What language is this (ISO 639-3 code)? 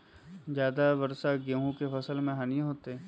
mag